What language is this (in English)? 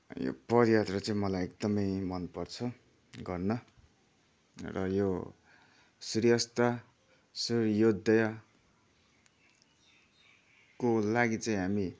Nepali